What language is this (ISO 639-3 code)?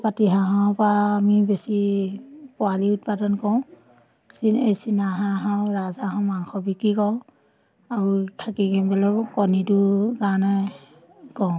asm